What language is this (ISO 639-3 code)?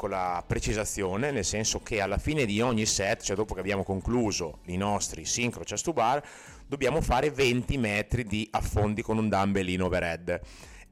ita